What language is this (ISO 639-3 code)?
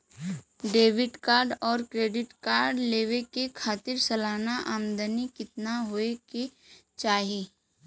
bho